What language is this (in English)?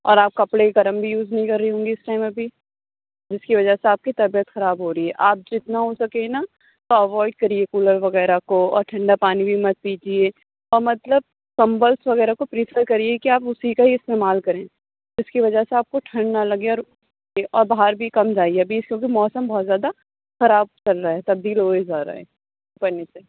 Urdu